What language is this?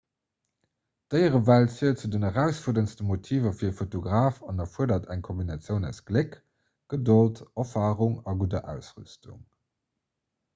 Luxembourgish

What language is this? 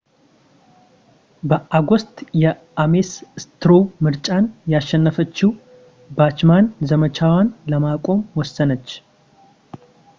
Amharic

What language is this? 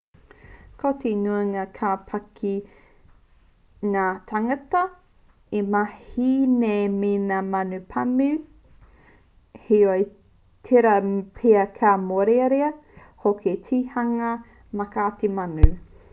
Māori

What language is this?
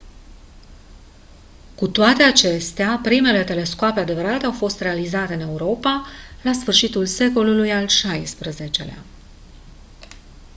Romanian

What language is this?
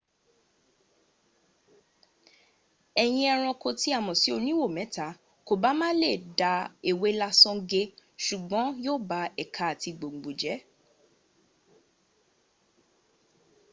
Yoruba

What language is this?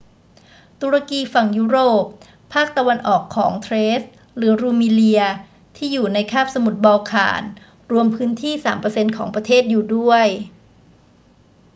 Thai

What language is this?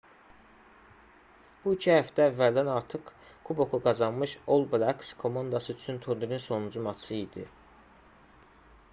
Azerbaijani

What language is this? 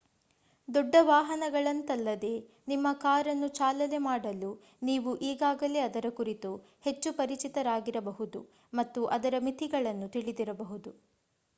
Kannada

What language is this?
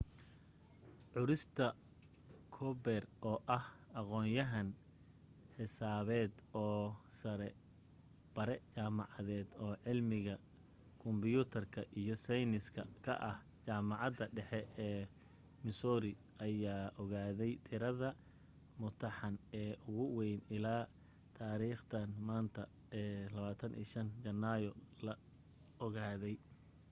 Somali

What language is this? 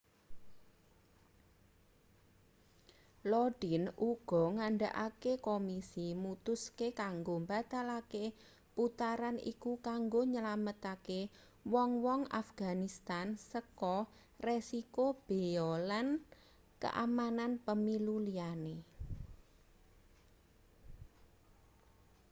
Javanese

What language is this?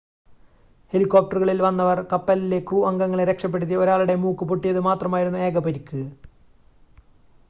Malayalam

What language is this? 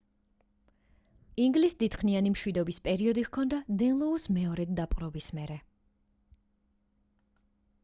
Georgian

